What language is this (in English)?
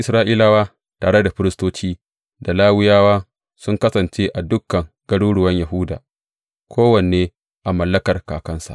Hausa